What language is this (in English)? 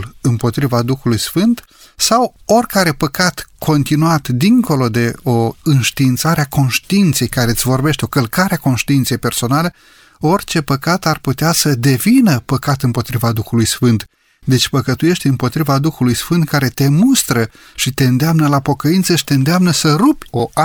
Romanian